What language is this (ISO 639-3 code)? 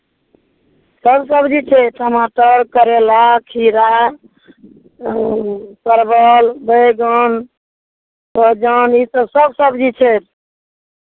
mai